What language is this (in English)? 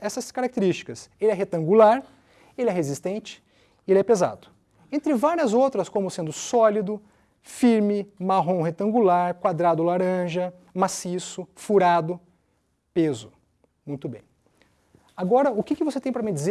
Portuguese